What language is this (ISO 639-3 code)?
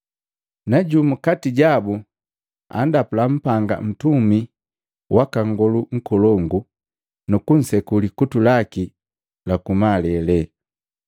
mgv